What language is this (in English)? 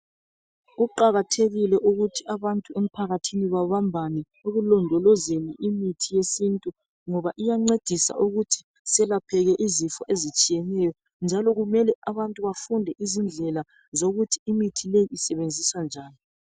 North Ndebele